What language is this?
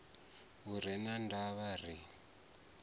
Venda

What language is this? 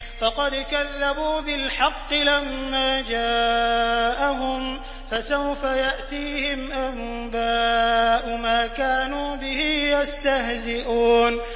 Arabic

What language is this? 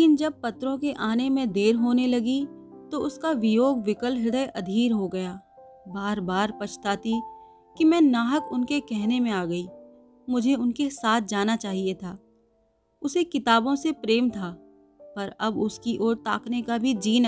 Hindi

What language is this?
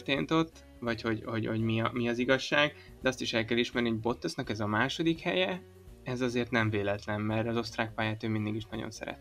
Hungarian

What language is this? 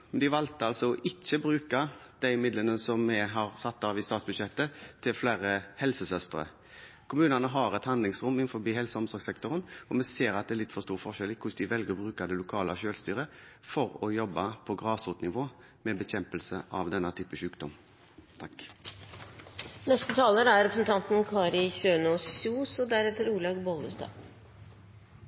Norwegian Bokmål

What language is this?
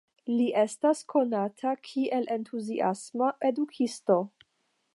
Esperanto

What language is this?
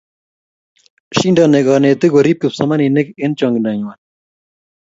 Kalenjin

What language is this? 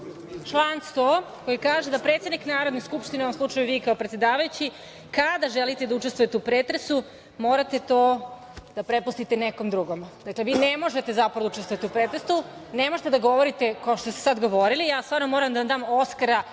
Serbian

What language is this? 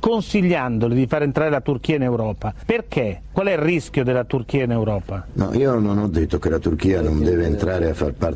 Italian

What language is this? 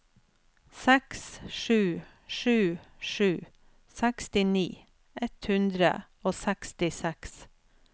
Norwegian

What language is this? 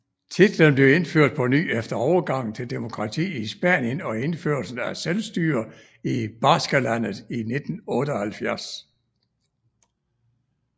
Danish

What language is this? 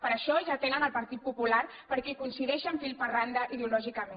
Catalan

